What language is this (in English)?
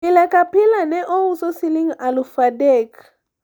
Luo (Kenya and Tanzania)